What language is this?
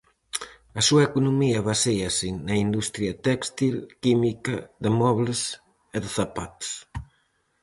Galician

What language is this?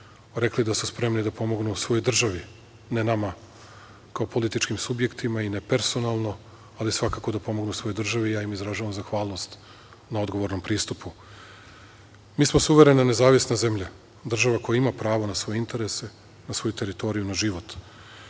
Serbian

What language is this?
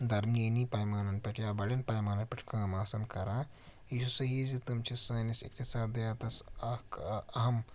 Kashmiri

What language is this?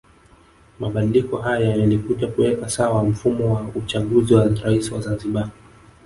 Swahili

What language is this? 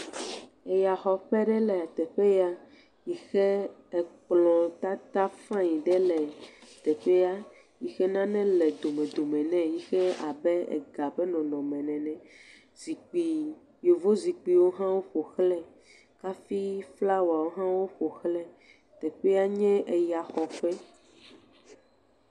Ewe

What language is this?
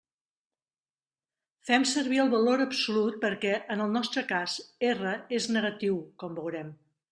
Catalan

